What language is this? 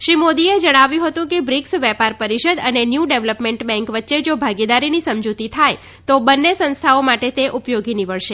Gujarati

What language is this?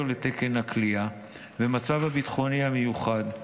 Hebrew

